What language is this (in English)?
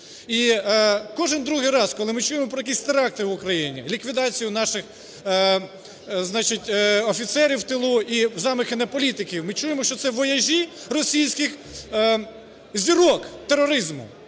Ukrainian